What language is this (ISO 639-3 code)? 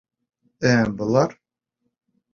bak